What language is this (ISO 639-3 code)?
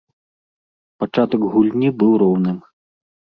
bel